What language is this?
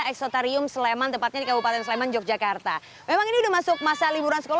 Indonesian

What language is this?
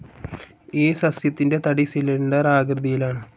Malayalam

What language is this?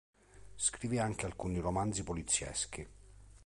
Italian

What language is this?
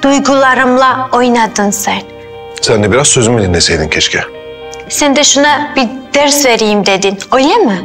Turkish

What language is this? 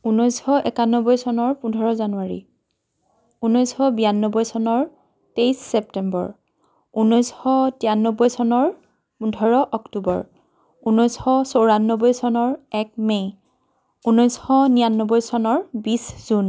Assamese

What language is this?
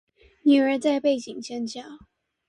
Chinese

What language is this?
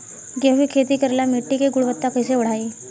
Bhojpuri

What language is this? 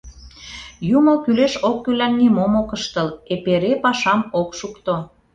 Mari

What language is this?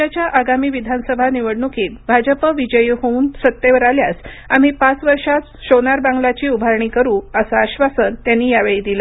Marathi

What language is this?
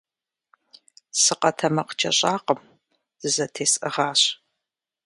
Kabardian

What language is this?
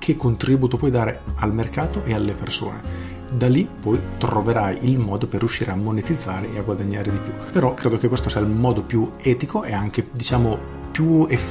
Italian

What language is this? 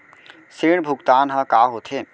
Chhattisgarhi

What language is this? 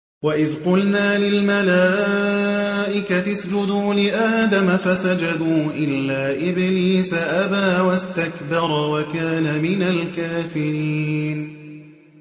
Arabic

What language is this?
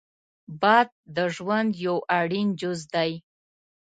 Pashto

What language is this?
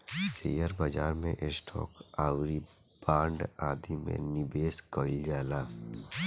Bhojpuri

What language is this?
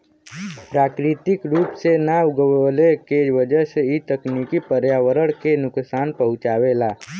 Bhojpuri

